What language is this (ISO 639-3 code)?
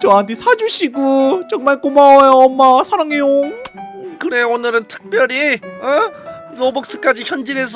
kor